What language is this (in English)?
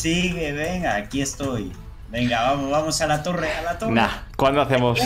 Spanish